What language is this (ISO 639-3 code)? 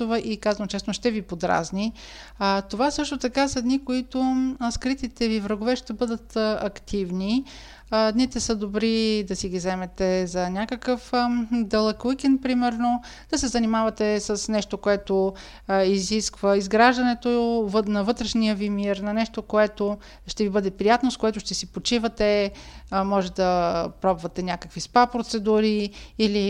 bul